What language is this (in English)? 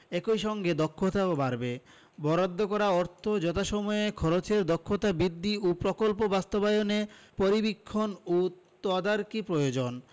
Bangla